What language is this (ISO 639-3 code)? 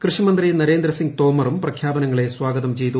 mal